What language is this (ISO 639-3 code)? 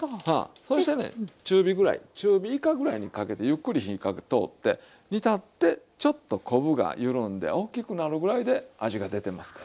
jpn